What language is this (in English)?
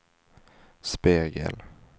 Swedish